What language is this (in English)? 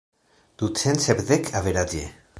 Esperanto